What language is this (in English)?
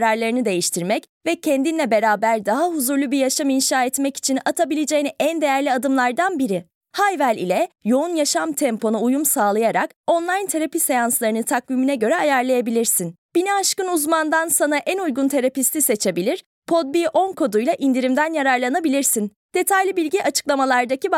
Turkish